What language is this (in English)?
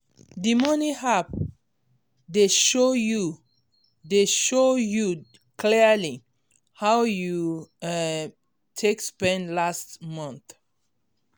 Nigerian Pidgin